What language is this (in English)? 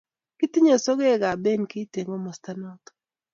Kalenjin